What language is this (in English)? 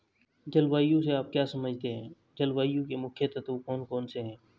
Hindi